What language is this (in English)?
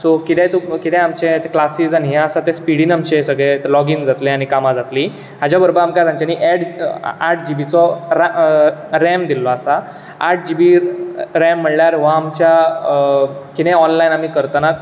Konkani